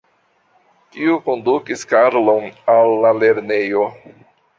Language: Esperanto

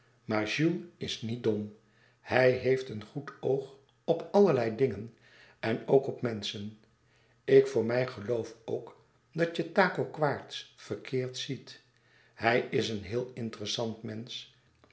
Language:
Dutch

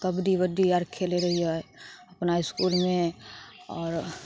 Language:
Maithili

